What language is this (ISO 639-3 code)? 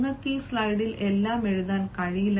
mal